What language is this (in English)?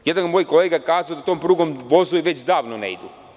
Serbian